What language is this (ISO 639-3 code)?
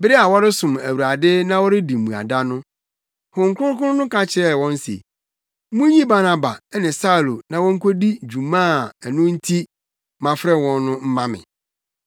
aka